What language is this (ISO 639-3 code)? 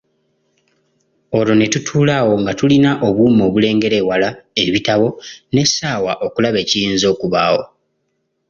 lug